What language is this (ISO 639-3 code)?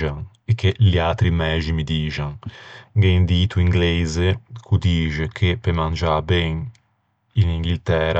lij